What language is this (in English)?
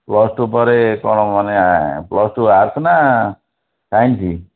Odia